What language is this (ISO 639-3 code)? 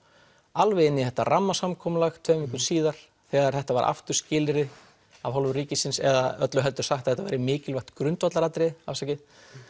isl